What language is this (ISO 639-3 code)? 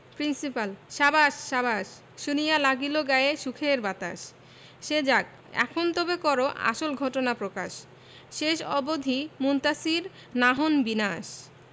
ben